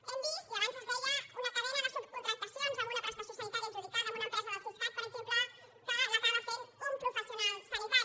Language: Catalan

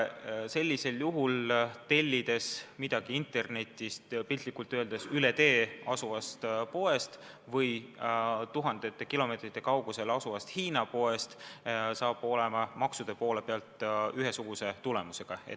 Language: Estonian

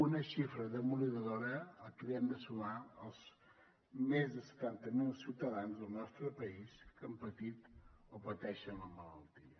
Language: Catalan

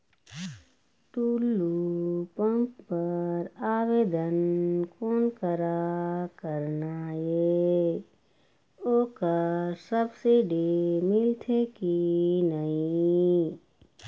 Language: Chhattisgarhi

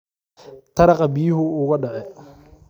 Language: Somali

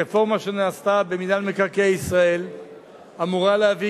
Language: Hebrew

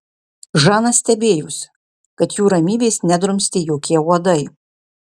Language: Lithuanian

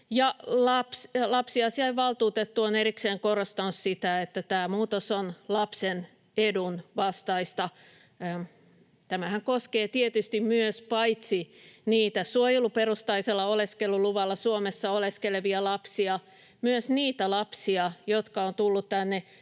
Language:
Finnish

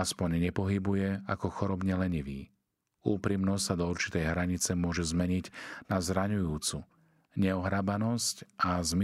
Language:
Slovak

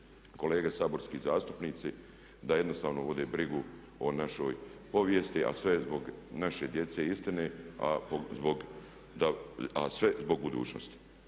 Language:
Croatian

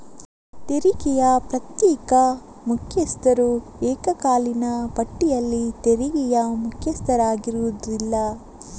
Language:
Kannada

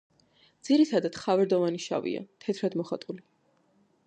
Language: Georgian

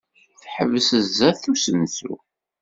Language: Kabyle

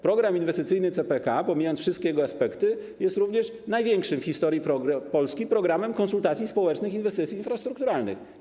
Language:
Polish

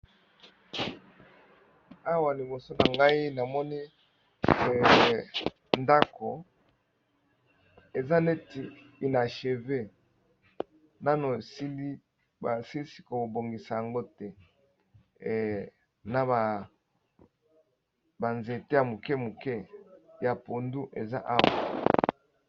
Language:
Lingala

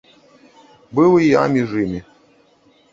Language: Belarusian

